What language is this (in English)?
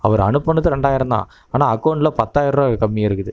Tamil